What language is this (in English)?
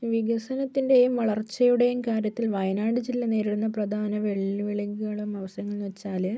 Malayalam